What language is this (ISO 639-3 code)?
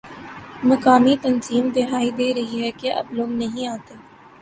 urd